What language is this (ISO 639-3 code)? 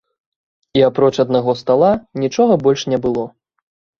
bel